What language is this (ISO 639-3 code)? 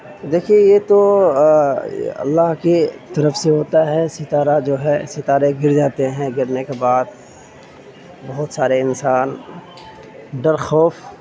urd